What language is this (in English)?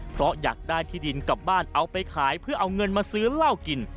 Thai